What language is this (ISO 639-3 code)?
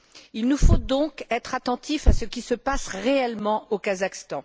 fra